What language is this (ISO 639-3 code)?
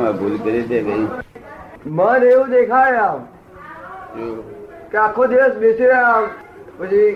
guj